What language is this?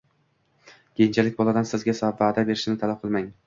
Uzbek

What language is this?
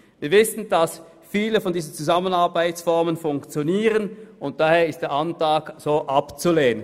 Swiss German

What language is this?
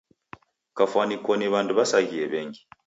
Taita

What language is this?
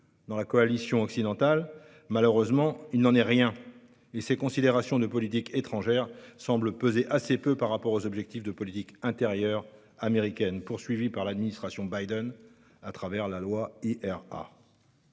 French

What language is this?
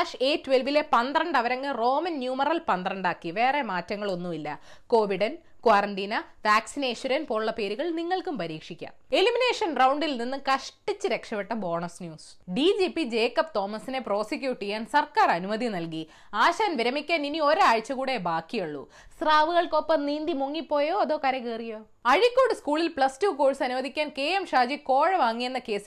Malayalam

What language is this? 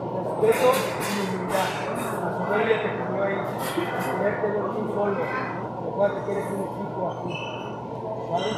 Spanish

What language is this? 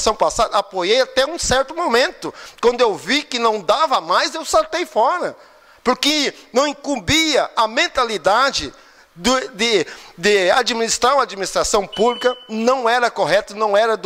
Portuguese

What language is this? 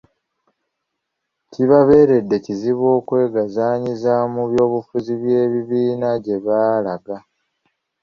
Ganda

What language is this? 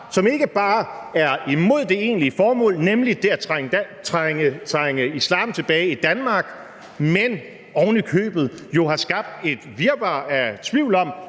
Danish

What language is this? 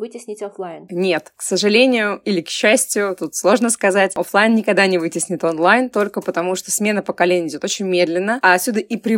Russian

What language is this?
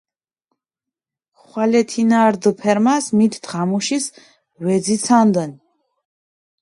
Mingrelian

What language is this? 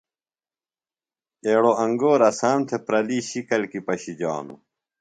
Phalura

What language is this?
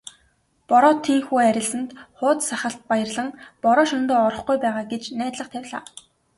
Mongolian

